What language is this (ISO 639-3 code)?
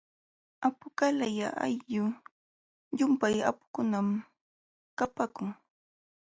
qxw